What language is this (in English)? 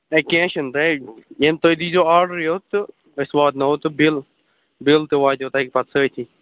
Kashmiri